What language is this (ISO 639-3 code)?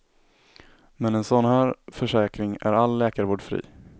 swe